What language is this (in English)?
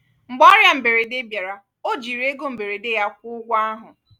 Igbo